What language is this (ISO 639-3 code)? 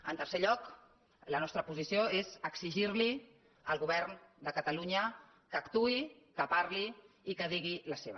cat